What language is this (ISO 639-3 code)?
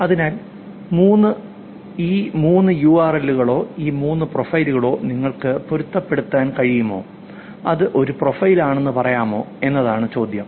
mal